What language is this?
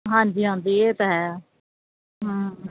Punjabi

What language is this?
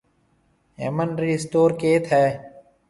Marwari (Pakistan)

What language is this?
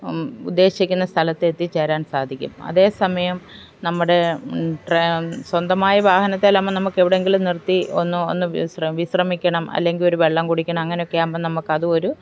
Malayalam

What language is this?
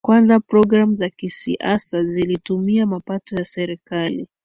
Swahili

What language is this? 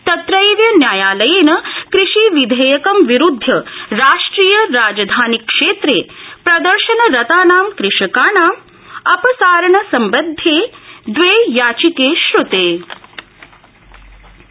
Sanskrit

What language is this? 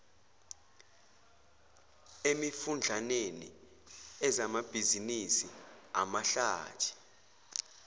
Zulu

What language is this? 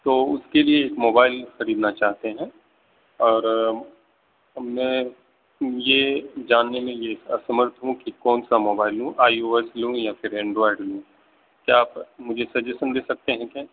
Urdu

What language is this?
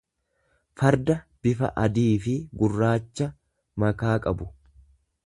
Oromo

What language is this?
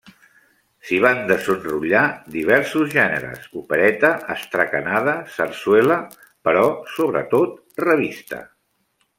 Catalan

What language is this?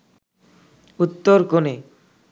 Bangla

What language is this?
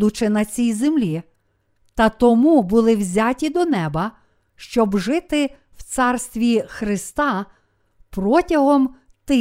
Ukrainian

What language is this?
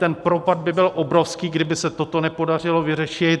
Czech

